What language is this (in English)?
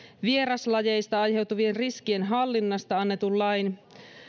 Finnish